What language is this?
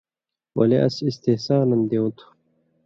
Indus Kohistani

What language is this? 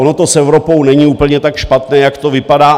Czech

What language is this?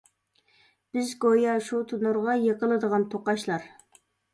Uyghur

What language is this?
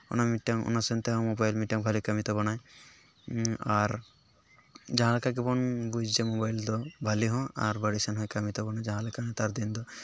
Santali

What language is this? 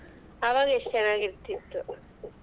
Kannada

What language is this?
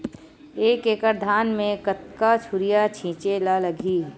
Chhattisgarhi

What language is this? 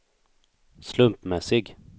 Swedish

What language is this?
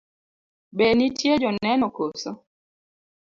Luo (Kenya and Tanzania)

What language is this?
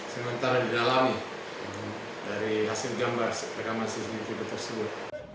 Indonesian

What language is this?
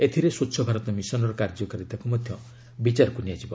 Odia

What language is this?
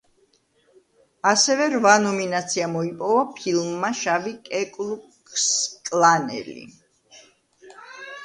Georgian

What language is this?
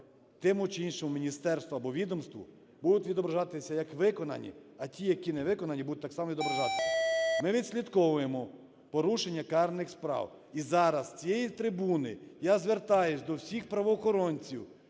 Ukrainian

